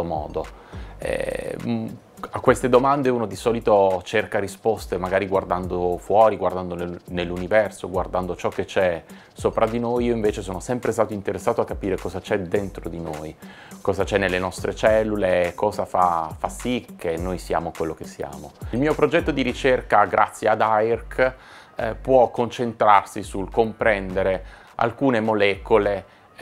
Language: Italian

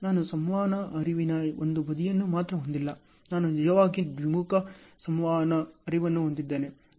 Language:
Kannada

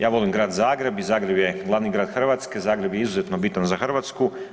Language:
Croatian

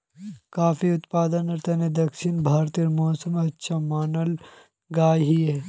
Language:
Magahi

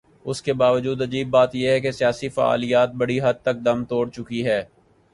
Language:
Urdu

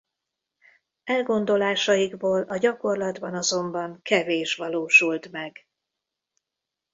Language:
Hungarian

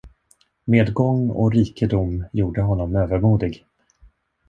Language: Swedish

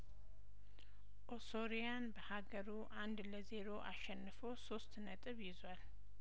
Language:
Amharic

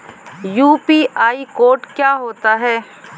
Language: Hindi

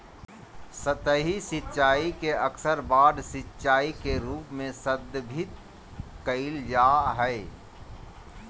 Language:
Magahi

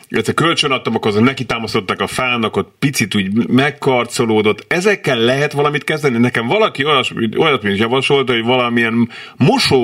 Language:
Hungarian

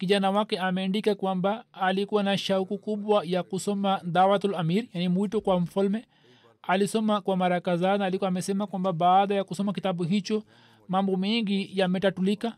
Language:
Swahili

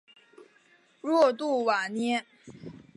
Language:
Chinese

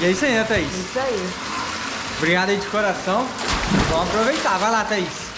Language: Portuguese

